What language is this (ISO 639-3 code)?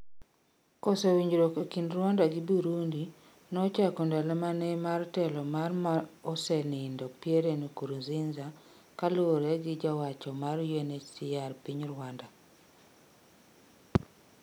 luo